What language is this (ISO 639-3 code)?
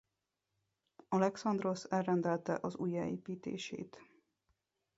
hun